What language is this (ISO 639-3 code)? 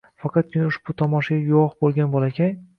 uzb